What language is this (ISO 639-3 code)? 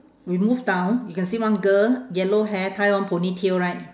eng